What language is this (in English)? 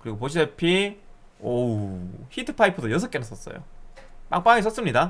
Korean